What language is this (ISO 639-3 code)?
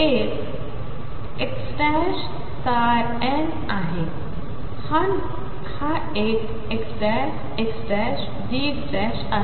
mar